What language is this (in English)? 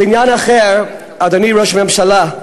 Hebrew